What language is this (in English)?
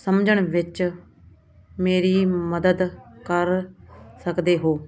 Punjabi